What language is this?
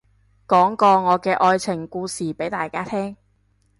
Cantonese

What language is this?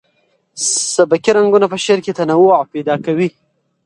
Pashto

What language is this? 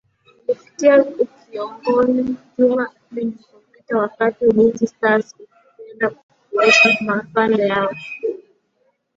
Swahili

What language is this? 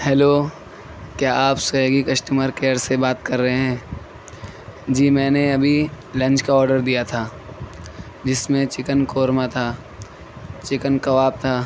Urdu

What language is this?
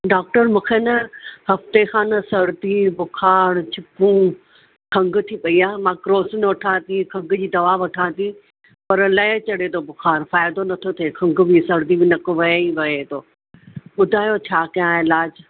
Sindhi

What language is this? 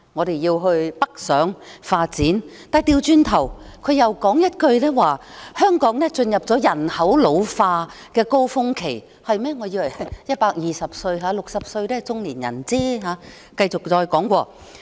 Cantonese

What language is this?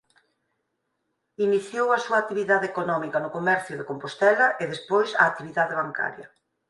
Galician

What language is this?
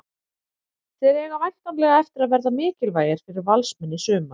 Icelandic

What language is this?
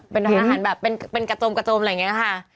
Thai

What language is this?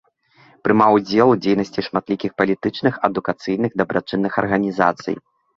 Belarusian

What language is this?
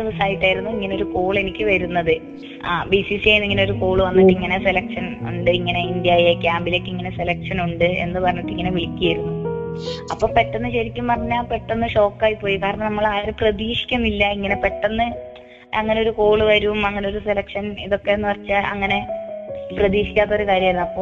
Malayalam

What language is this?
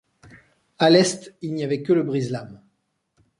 French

